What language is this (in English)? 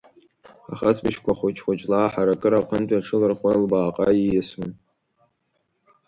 Abkhazian